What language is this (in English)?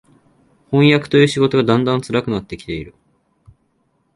Japanese